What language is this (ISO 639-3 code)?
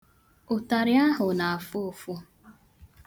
ibo